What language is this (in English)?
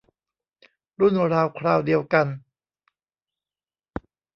Thai